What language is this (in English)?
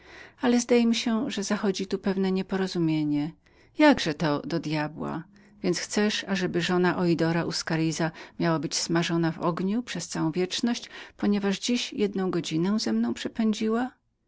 Polish